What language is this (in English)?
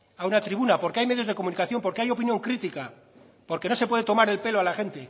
Spanish